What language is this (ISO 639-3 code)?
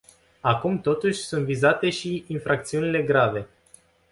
ron